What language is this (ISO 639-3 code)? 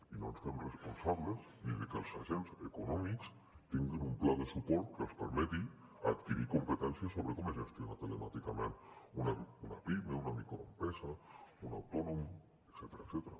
cat